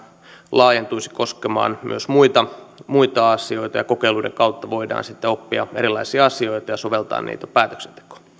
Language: Finnish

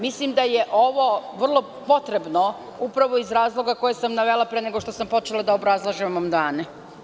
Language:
Serbian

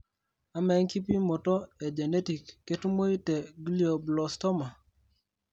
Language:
Masai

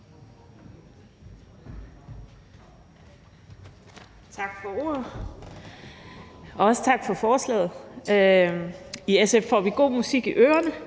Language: Danish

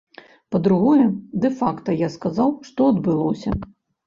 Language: Belarusian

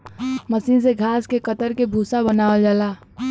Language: Bhojpuri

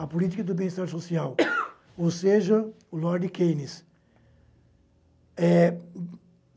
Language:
Portuguese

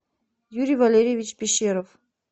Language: Russian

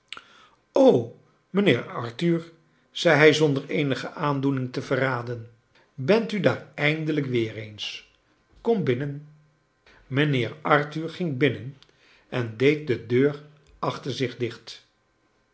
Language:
Dutch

